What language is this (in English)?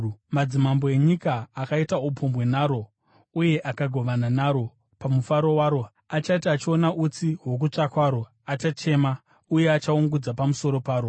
Shona